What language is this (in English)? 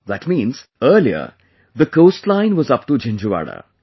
English